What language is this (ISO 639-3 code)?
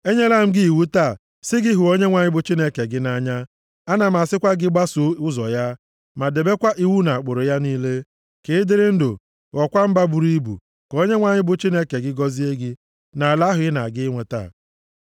ibo